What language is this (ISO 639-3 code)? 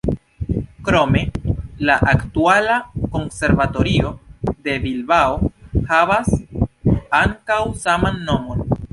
epo